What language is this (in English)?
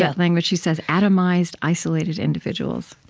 English